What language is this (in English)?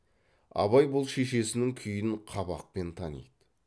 Kazakh